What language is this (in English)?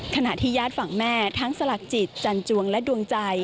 Thai